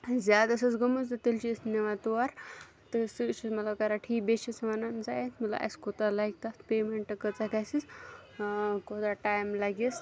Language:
Kashmiri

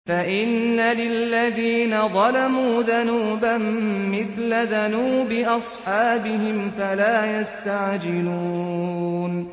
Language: Arabic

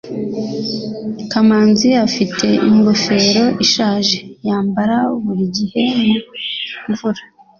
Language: Kinyarwanda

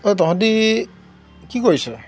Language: Assamese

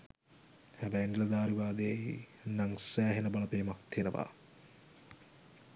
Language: Sinhala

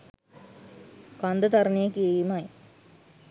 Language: Sinhala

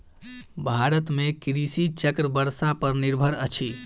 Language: Maithili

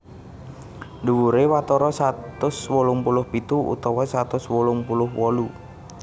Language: Javanese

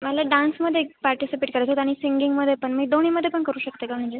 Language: Marathi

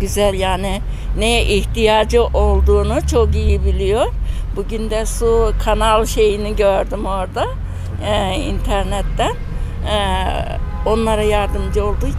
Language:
Turkish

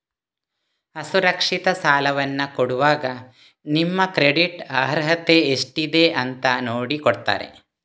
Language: Kannada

